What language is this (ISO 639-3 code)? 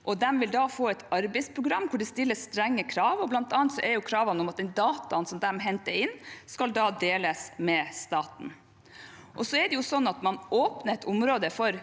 nor